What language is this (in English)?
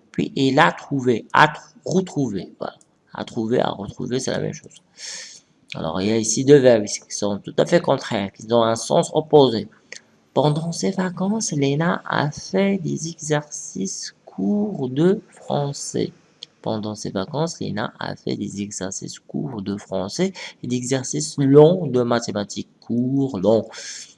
French